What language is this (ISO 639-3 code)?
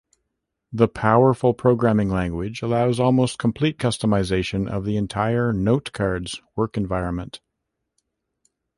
eng